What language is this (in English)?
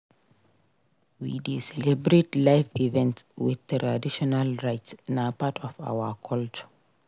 Nigerian Pidgin